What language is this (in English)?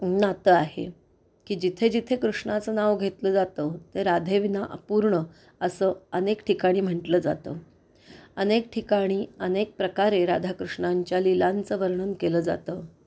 Marathi